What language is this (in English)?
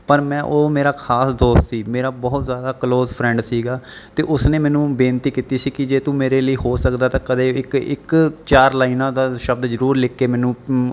Punjabi